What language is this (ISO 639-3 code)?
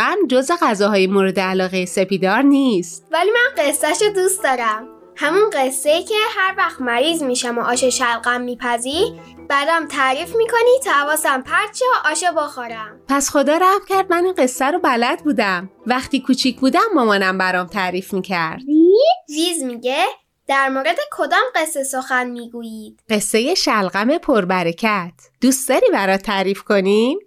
fas